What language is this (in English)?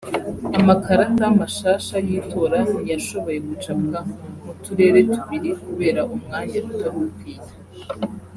Kinyarwanda